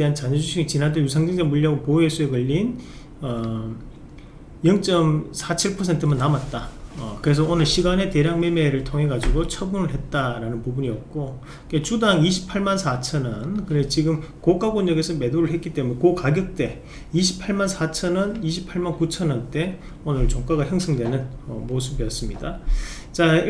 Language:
Korean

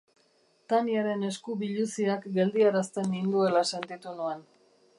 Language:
Basque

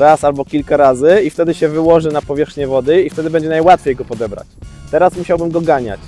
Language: Polish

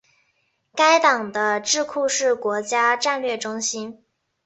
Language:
Chinese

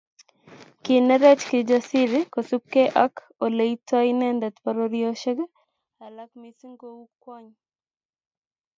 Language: Kalenjin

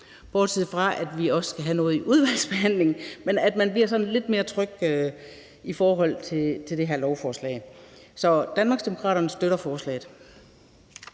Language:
Danish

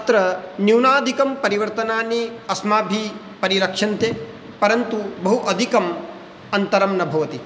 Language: Sanskrit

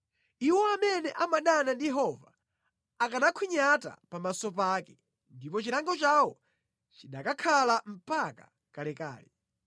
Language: Nyanja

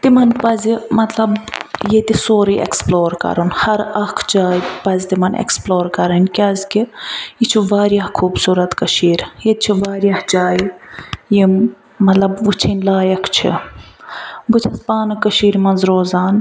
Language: Kashmiri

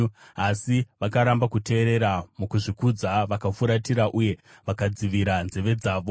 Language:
Shona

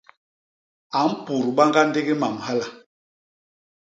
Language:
Basaa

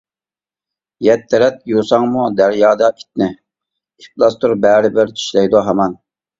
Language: Uyghur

